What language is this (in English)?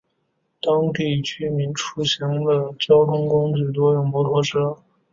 Chinese